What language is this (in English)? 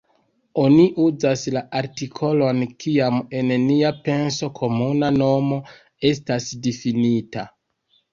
Esperanto